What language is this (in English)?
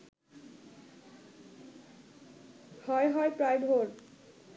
Bangla